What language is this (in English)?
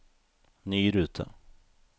Norwegian